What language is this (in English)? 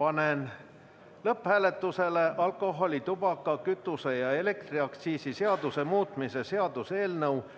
Estonian